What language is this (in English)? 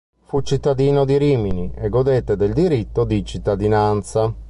Italian